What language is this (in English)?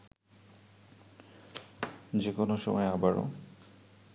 Bangla